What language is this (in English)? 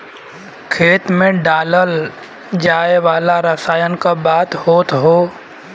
Bhojpuri